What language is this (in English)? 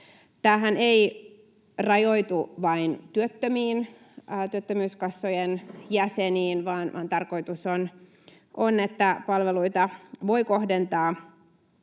Finnish